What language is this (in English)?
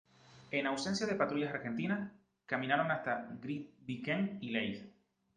Spanish